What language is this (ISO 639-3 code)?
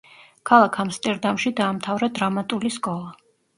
kat